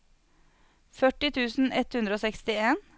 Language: Norwegian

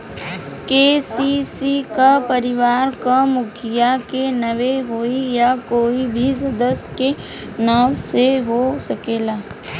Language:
Bhojpuri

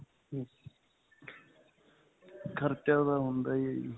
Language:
Punjabi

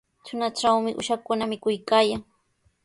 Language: Sihuas Ancash Quechua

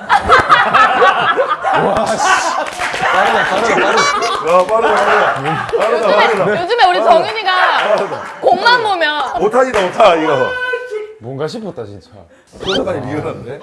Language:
Korean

